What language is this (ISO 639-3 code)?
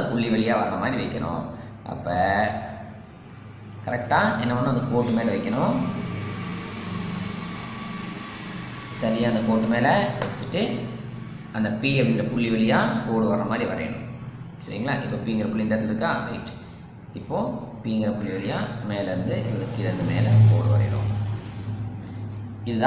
ind